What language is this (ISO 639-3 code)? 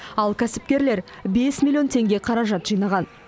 kaz